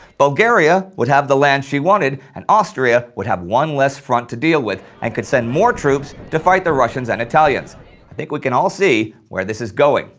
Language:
English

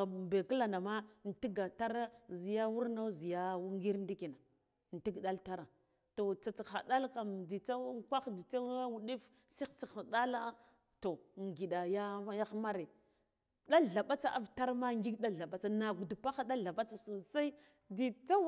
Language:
Guduf-Gava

